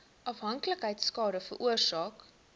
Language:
Afrikaans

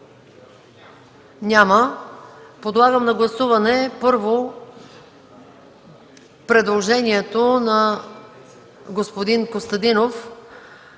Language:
Bulgarian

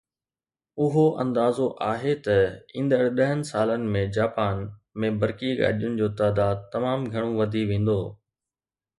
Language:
Sindhi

